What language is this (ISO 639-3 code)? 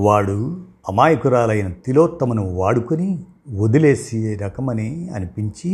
tel